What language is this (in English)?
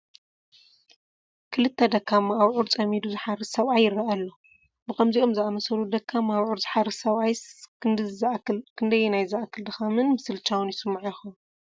Tigrinya